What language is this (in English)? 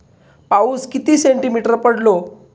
Marathi